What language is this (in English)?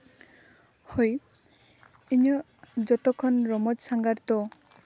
Santali